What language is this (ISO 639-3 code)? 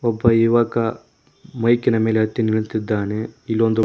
kan